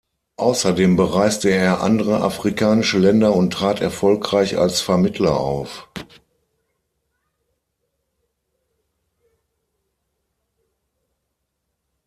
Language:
German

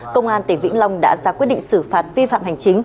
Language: Vietnamese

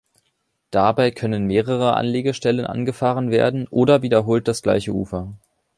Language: German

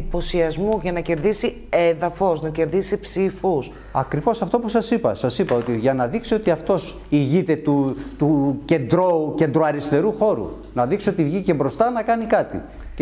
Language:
Greek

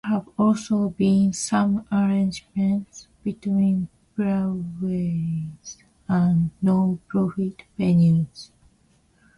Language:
English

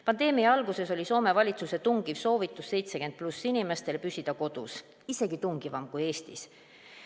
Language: Estonian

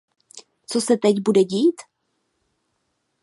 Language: Czech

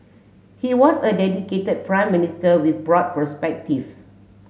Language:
English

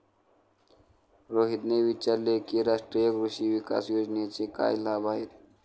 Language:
Marathi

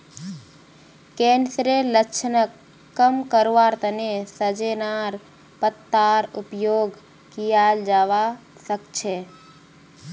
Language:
Magahi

